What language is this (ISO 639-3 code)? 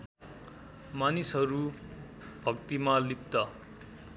nep